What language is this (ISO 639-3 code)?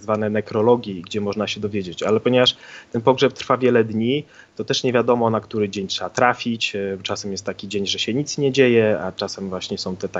pol